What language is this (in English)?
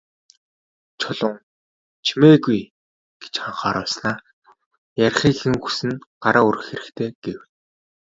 Mongolian